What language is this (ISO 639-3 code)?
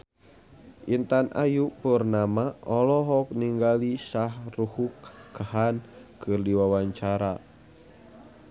sun